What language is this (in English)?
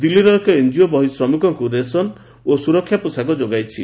Odia